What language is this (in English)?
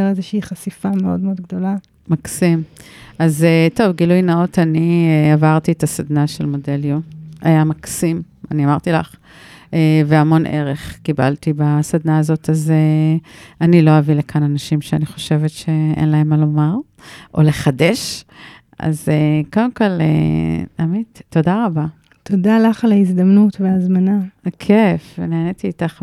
Hebrew